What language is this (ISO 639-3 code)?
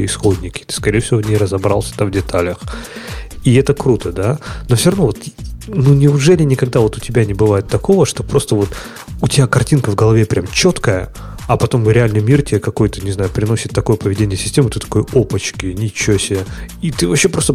rus